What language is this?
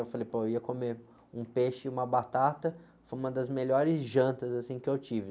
Portuguese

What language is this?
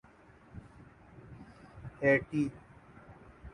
Urdu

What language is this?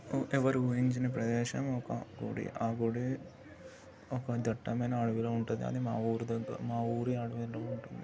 Telugu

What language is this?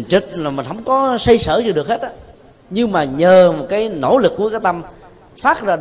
Vietnamese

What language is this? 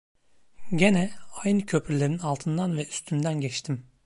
Turkish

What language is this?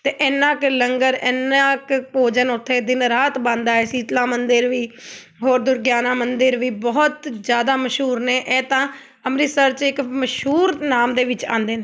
Punjabi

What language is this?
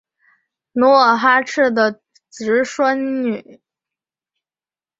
Chinese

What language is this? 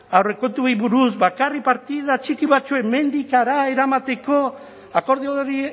Basque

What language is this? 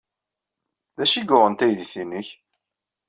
Kabyle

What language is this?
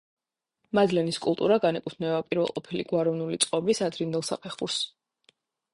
Georgian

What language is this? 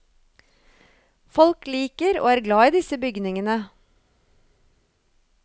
Norwegian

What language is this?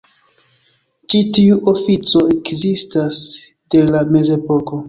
Esperanto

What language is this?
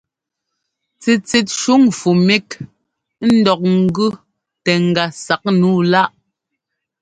Ngomba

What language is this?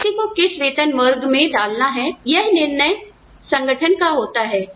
Hindi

